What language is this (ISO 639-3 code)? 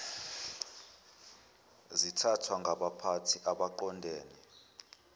zul